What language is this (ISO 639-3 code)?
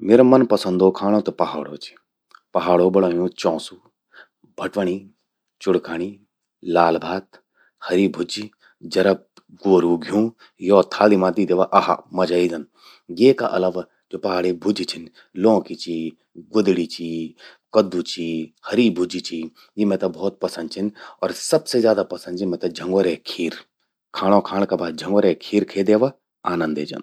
gbm